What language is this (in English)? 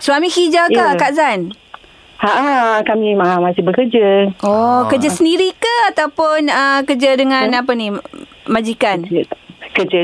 Malay